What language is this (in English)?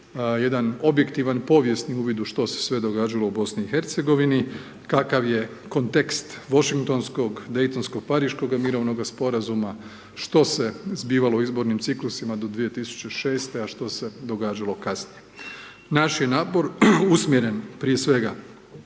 Croatian